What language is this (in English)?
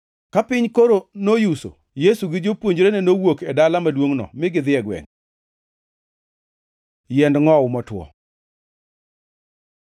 Luo (Kenya and Tanzania)